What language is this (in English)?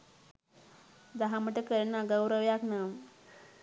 Sinhala